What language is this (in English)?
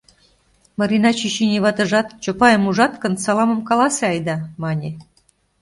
Mari